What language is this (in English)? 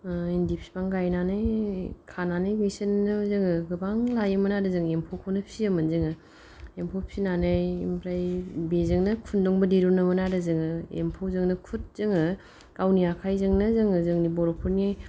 Bodo